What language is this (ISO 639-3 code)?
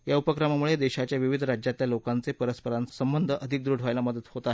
mar